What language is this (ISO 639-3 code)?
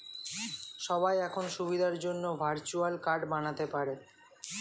ben